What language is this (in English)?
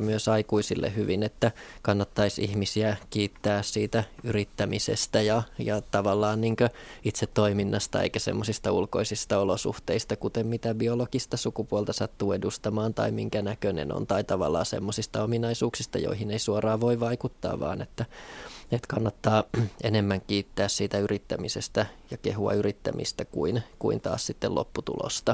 Finnish